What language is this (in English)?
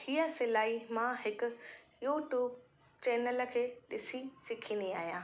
Sindhi